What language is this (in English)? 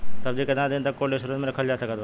Bhojpuri